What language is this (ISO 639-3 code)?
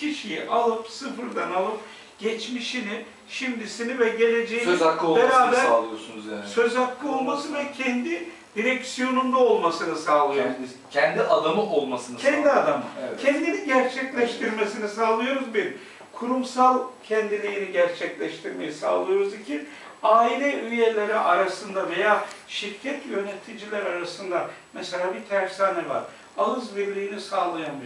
tur